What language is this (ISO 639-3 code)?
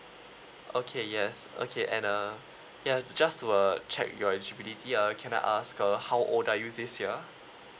eng